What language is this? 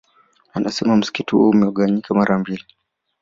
Swahili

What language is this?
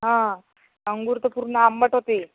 Marathi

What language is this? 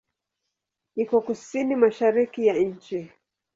Swahili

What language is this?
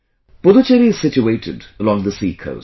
English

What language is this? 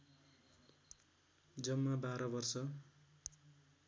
Nepali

